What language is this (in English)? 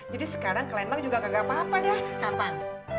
Indonesian